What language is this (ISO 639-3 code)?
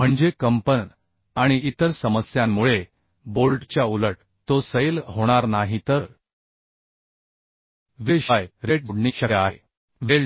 mar